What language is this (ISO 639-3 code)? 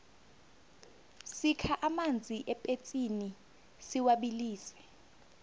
nbl